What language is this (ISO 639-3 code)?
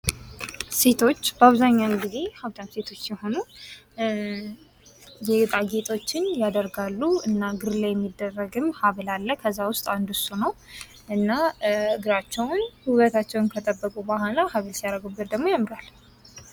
amh